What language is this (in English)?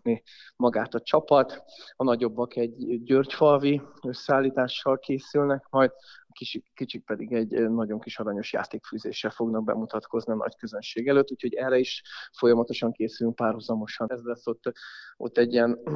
Hungarian